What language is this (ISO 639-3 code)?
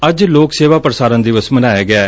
pan